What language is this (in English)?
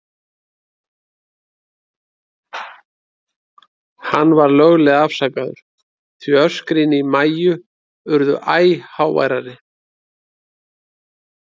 Icelandic